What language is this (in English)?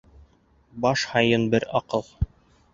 Bashkir